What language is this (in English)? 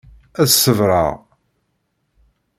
Kabyle